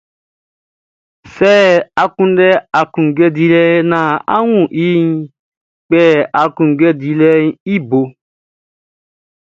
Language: Baoulé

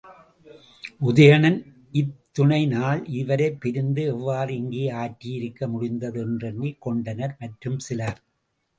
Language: Tamil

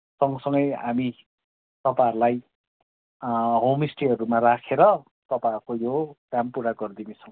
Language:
Nepali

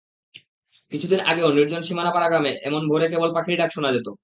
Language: Bangla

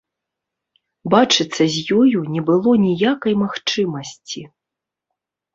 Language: Belarusian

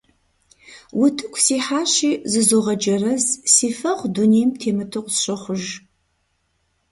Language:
Kabardian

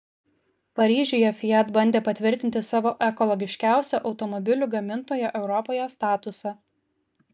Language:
Lithuanian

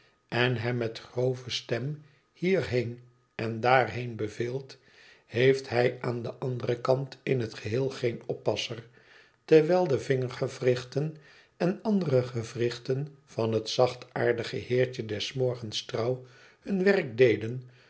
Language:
Dutch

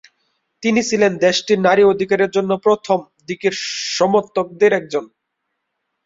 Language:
Bangla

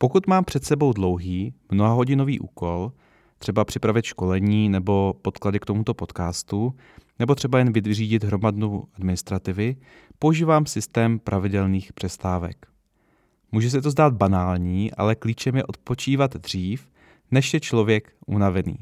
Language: Czech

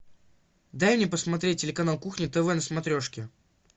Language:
Russian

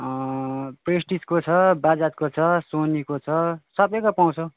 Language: Nepali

